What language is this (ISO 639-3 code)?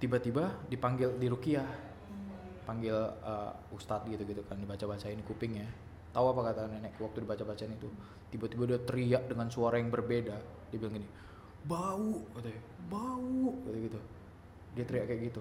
ind